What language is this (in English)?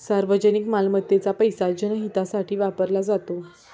Marathi